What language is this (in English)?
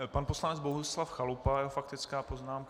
Czech